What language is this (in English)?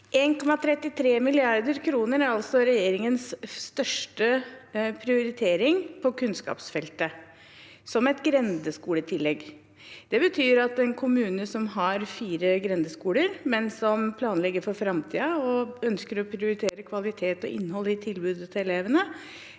Norwegian